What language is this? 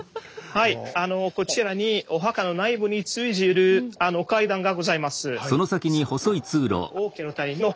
Japanese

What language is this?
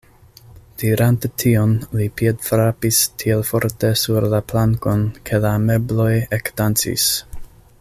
Esperanto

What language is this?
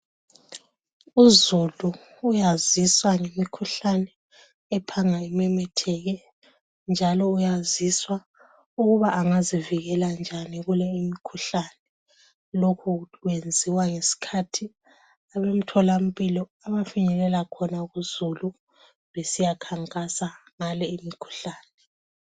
North Ndebele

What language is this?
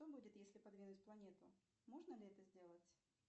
Russian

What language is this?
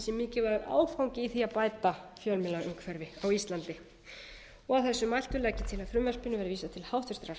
Icelandic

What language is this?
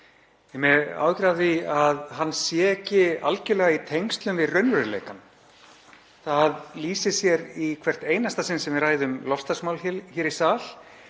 Icelandic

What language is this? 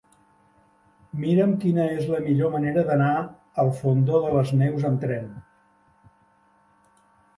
Catalan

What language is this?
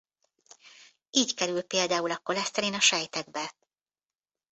Hungarian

